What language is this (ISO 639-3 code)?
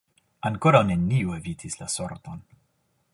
epo